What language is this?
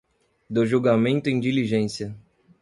Portuguese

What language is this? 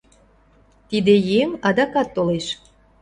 Mari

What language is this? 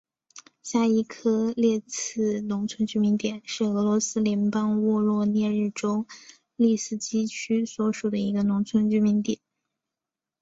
Chinese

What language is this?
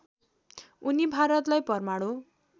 Nepali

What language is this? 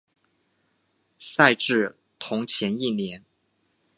Chinese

